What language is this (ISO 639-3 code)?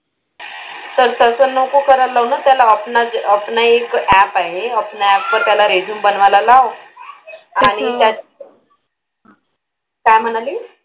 mar